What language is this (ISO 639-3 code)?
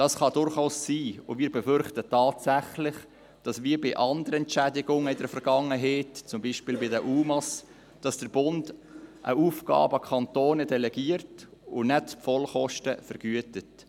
gsw